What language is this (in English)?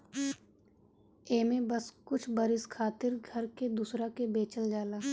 Bhojpuri